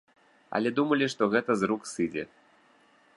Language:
Belarusian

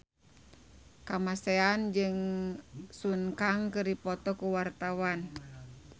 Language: Sundanese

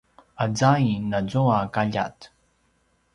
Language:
Paiwan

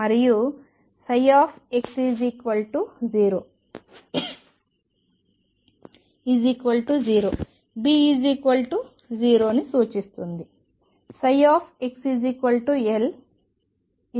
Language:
Telugu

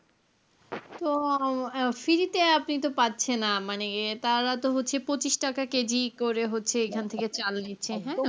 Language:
Bangla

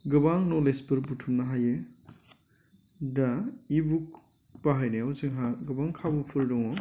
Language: Bodo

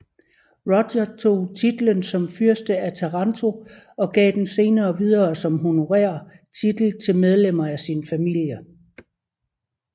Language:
Danish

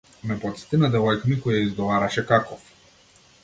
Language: Macedonian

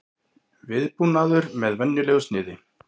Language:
Icelandic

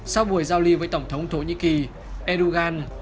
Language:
Vietnamese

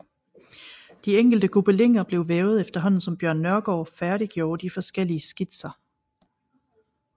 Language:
Danish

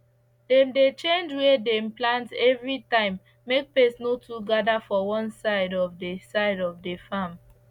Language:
Nigerian Pidgin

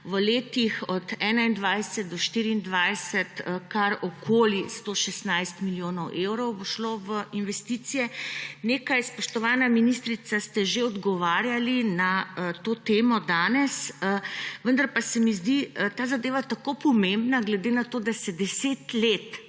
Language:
Slovenian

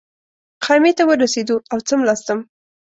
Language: Pashto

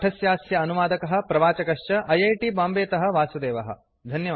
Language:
Sanskrit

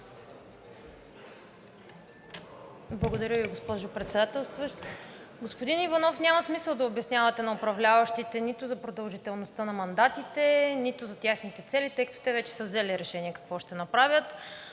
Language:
Bulgarian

